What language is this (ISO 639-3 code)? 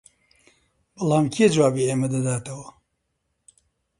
ckb